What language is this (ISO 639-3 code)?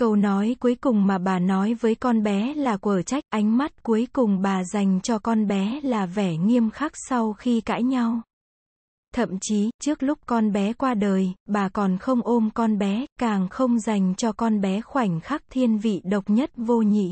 vie